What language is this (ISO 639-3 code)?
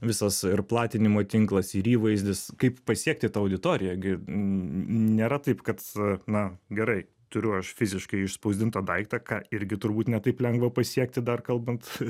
lit